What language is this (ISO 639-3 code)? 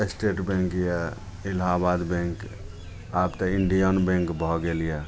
mai